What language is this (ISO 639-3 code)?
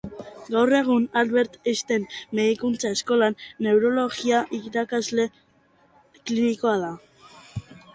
eus